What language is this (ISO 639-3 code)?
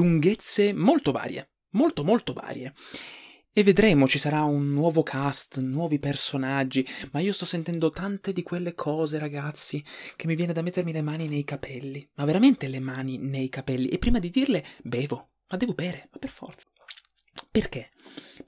ita